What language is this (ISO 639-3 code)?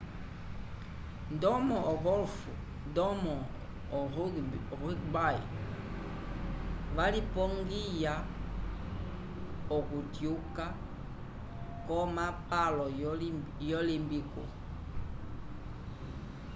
umb